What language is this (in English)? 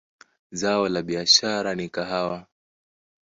Swahili